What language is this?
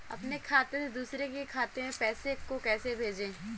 Hindi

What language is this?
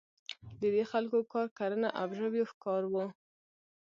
Pashto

